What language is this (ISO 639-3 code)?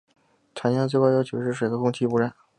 zho